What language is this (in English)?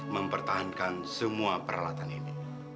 Indonesian